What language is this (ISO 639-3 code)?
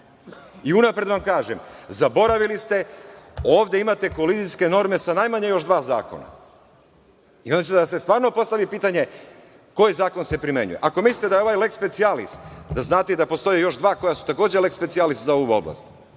srp